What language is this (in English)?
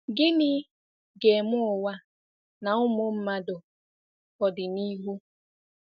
Igbo